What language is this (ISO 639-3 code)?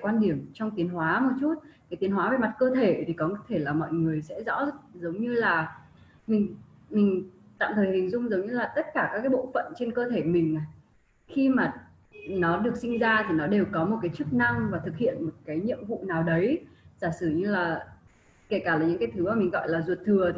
vie